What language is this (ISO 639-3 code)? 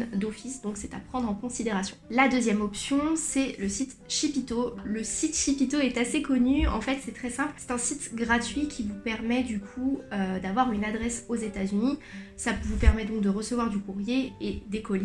fra